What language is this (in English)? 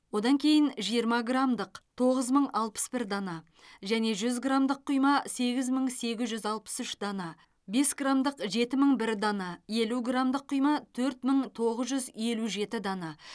Kazakh